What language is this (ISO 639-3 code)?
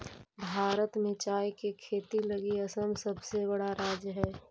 mag